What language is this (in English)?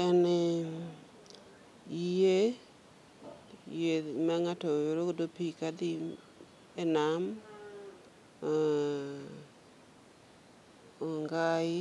Luo (Kenya and Tanzania)